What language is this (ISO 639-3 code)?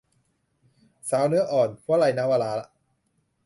tha